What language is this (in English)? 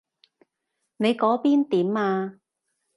Cantonese